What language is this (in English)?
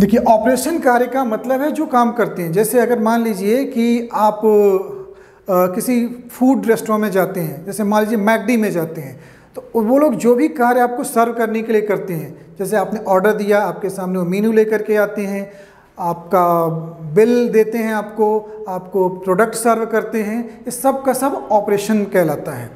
Hindi